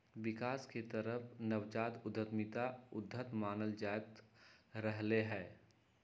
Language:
Magahi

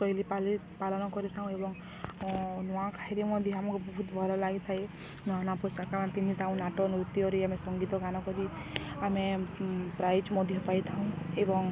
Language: Odia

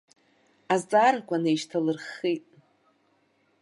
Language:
Abkhazian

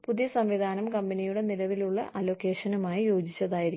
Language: Malayalam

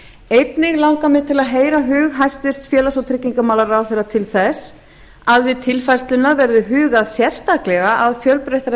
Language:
Icelandic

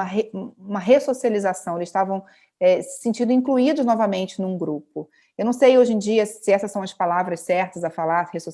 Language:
Portuguese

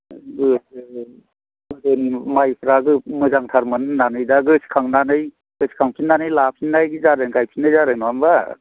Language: Bodo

